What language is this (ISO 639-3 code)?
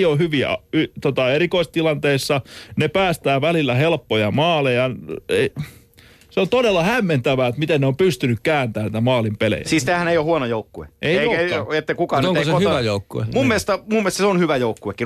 fin